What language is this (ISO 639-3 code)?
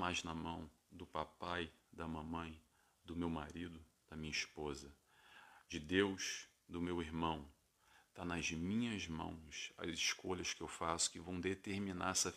por